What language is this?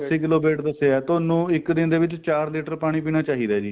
Punjabi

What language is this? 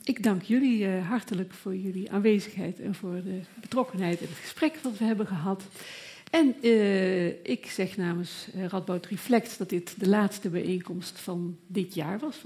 Dutch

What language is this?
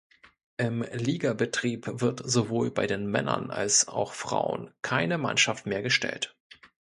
German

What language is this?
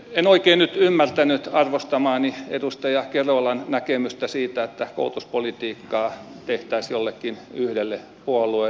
Finnish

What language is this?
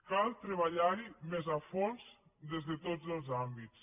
Catalan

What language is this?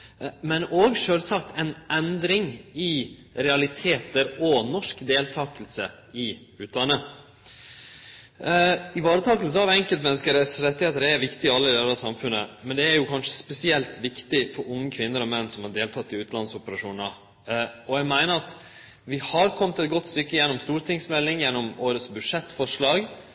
Norwegian Nynorsk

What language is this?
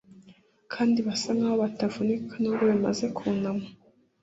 Kinyarwanda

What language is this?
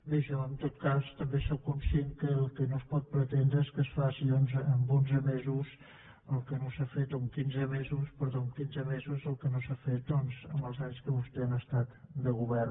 Catalan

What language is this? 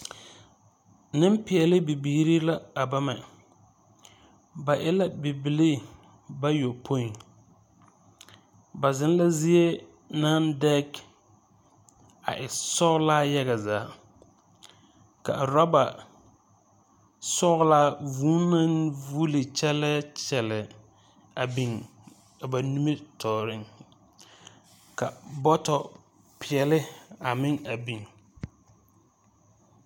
Southern Dagaare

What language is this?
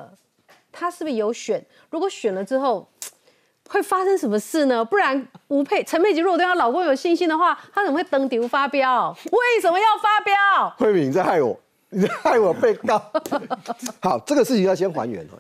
Chinese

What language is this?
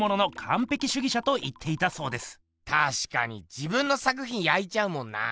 Japanese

